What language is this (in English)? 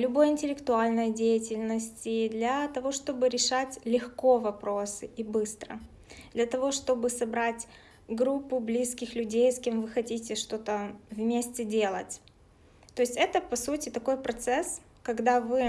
Russian